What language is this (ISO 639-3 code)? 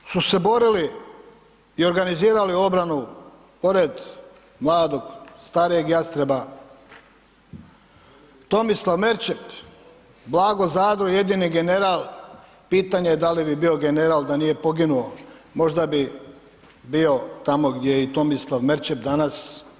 hrv